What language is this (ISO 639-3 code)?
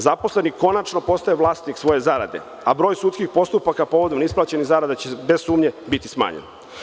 srp